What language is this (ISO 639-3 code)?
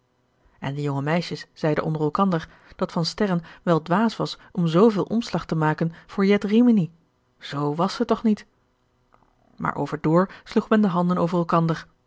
nld